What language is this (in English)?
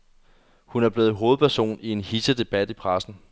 Danish